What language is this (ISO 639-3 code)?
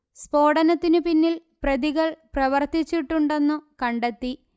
mal